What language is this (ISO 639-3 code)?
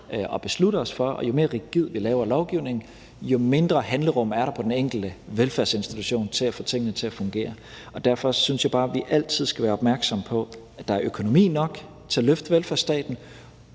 dan